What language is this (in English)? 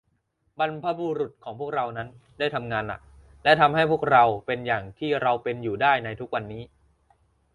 Thai